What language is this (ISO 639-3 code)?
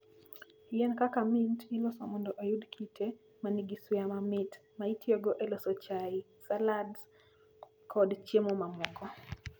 luo